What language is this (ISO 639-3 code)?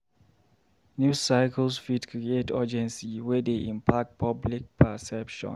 pcm